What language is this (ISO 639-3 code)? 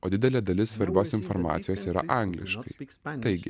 lit